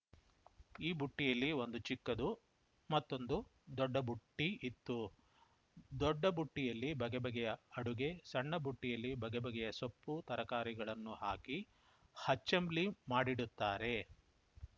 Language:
Kannada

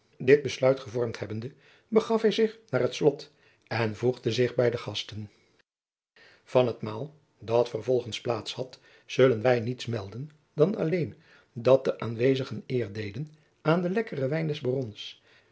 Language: Dutch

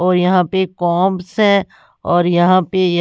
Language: Hindi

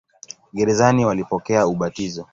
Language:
Swahili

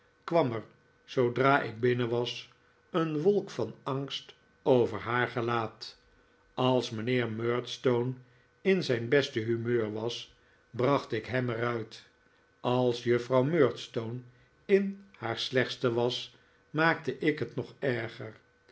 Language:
Dutch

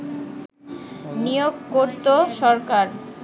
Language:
Bangla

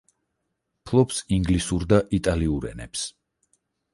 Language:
Georgian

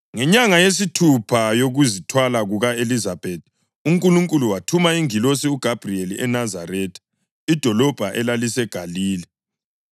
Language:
North Ndebele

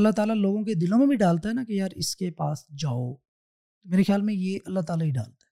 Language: Urdu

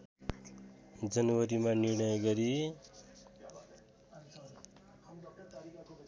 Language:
Nepali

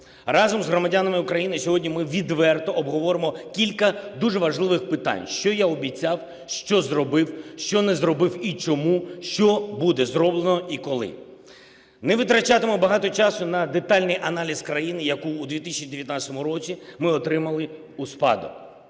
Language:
Ukrainian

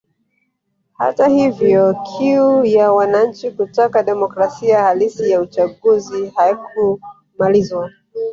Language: Swahili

